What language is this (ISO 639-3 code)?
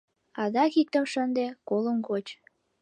chm